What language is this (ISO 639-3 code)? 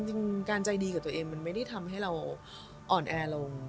tha